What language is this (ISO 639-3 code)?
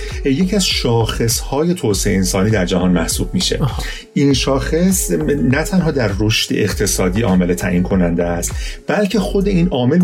fas